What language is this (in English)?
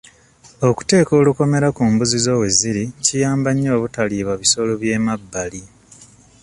Ganda